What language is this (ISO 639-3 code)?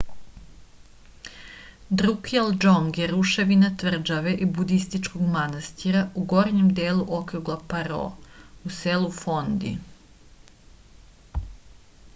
srp